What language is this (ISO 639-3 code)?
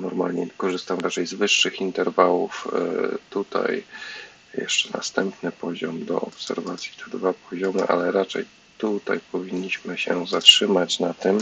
pol